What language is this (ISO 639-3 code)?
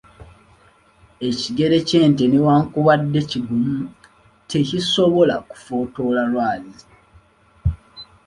lug